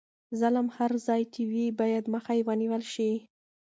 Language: Pashto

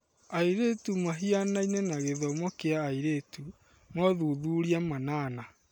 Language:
Kikuyu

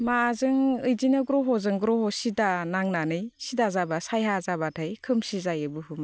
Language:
Bodo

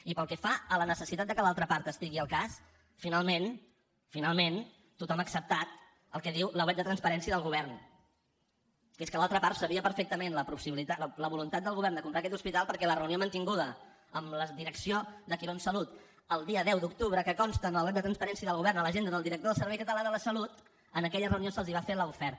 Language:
Catalan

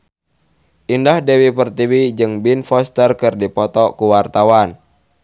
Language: Sundanese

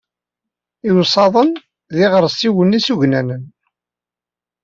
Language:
Kabyle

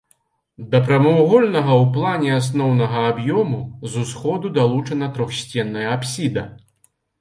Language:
Belarusian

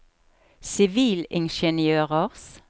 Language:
Norwegian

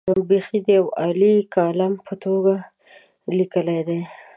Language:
Pashto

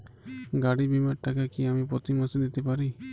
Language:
Bangla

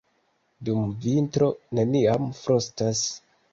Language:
Esperanto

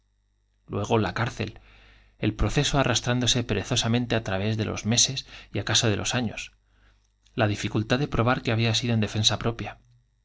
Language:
Spanish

